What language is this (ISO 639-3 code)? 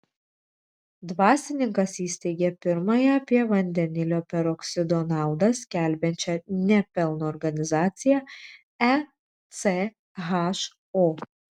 lit